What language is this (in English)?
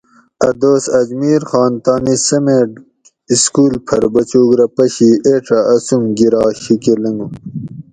Gawri